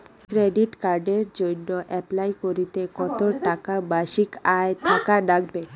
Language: Bangla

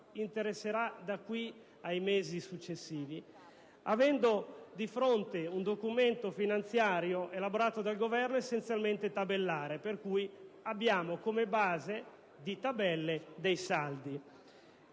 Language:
Italian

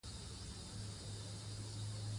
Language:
Pashto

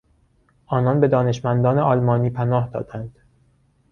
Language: Persian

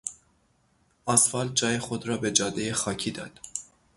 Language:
Persian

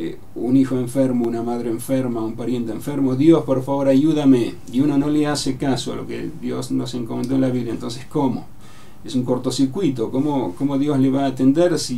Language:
Spanish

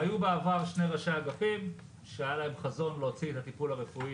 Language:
Hebrew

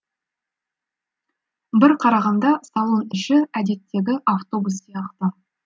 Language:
Kazakh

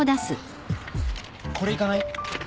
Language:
Japanese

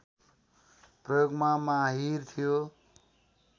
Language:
Nepali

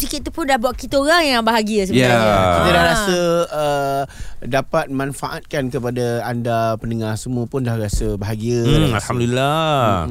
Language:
Malay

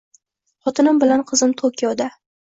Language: Uzbek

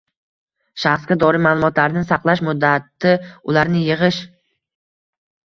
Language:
Uzbek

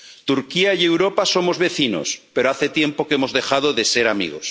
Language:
Spanish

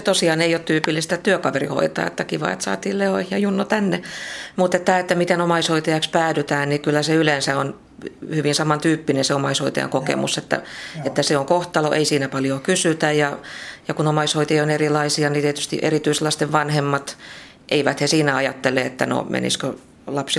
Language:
Finnish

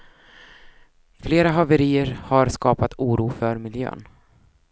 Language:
Swedish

